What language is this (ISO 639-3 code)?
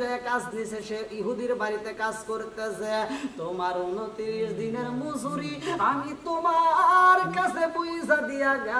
ron